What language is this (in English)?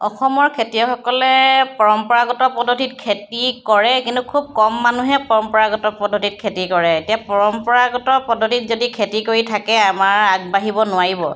Assamese